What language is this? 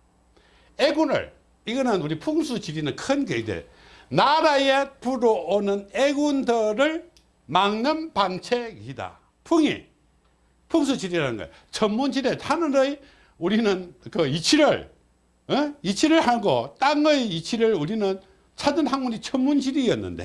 Korean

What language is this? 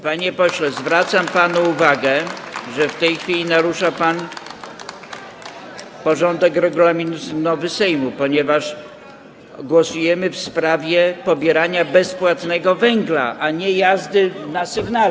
Polish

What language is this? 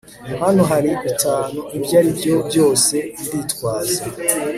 Kinyarwanda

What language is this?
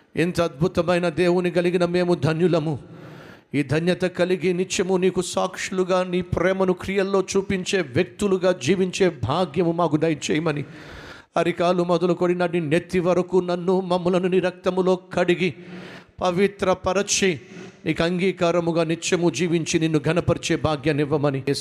Telugu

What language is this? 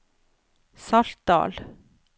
Norwegian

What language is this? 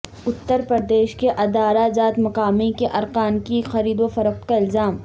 Urdu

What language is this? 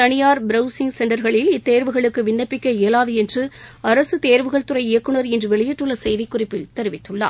Tamil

